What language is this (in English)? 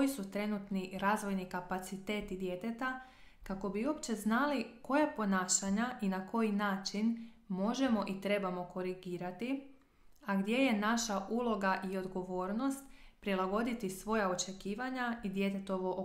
Croatian